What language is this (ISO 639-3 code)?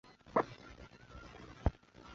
zho